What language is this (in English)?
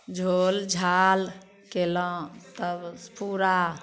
Maithili